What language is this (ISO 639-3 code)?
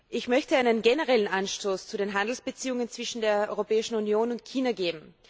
deu